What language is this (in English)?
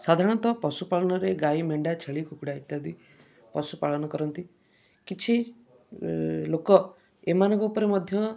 Odia